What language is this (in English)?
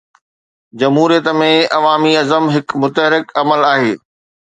Sindhi